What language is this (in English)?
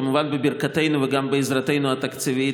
Hebrew